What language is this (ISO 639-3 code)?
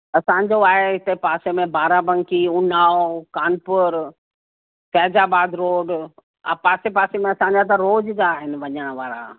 snd